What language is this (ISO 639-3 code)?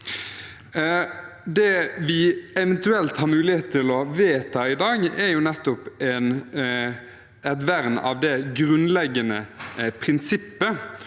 nor